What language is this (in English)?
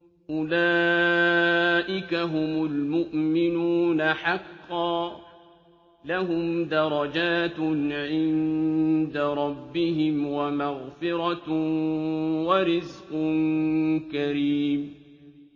Arabic